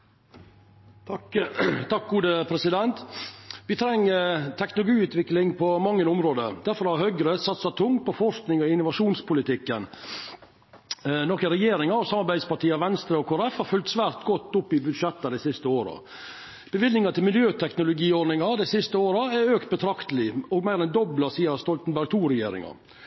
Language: Norwegian Nynorsk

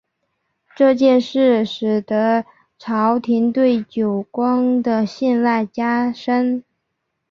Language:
Chinese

